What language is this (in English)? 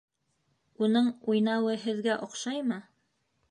Bashkir